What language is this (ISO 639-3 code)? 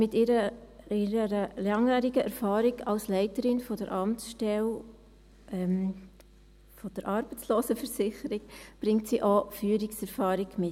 gsw